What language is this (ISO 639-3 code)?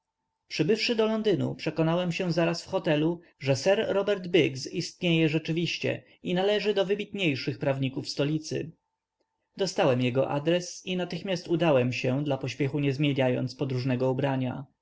pol